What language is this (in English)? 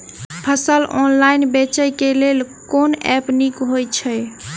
Maithili